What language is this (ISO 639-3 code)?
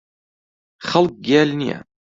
ckb